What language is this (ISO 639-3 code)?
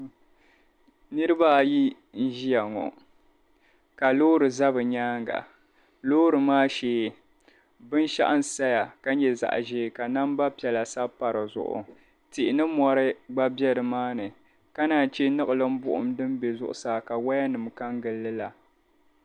dag